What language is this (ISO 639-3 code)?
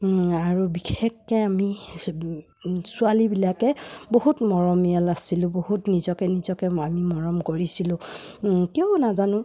asm